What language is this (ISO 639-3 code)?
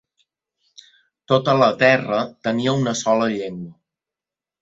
cat